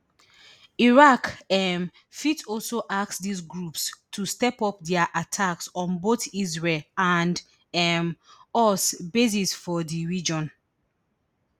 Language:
Nigerian Pidgin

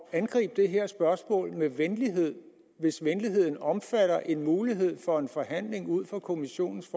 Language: Danish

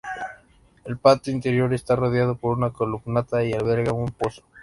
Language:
Spanish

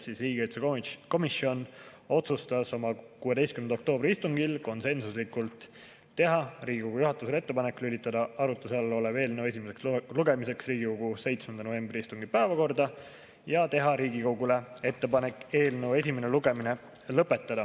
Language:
Estonian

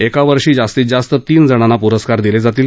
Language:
Marathi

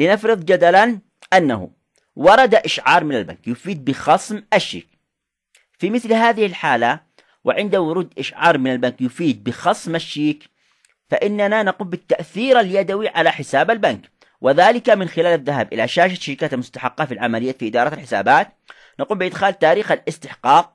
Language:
Arabic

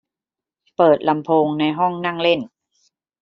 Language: Thai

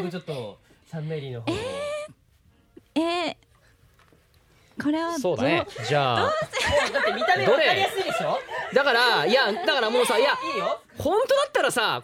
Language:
Japanese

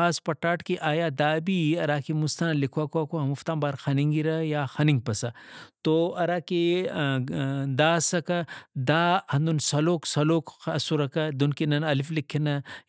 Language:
Brahui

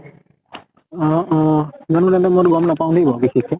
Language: Assamese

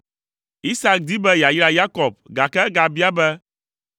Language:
Ewe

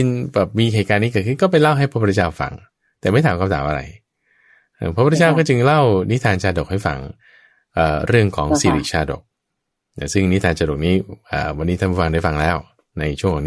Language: Thai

